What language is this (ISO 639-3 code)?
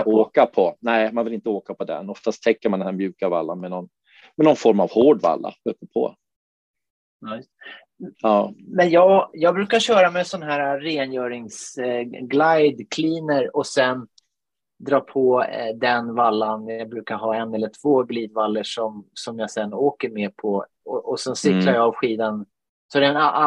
swe